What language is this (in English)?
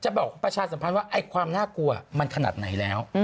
Thai